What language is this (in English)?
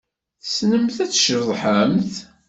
Kabyle